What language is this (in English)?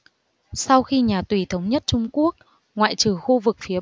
Vietnamese